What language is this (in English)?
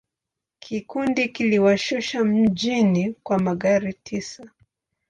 Swahili